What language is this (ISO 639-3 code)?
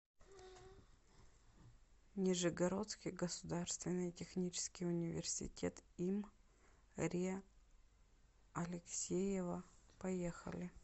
rus